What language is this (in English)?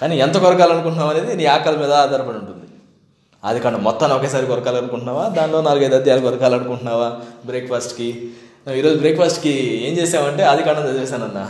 Telugu